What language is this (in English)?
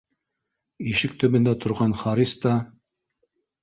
Bashkir